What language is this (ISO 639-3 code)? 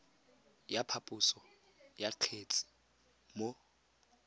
tsn